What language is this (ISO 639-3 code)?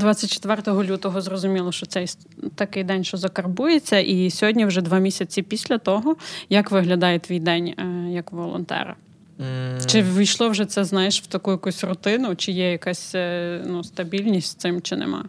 ukr